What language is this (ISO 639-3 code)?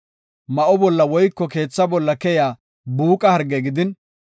gof